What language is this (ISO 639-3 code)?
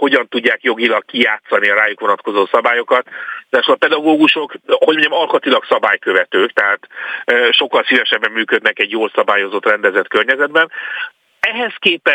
hun